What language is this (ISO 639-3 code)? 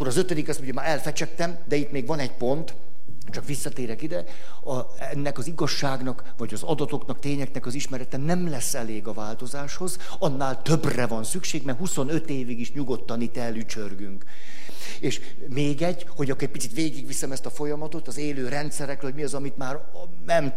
hun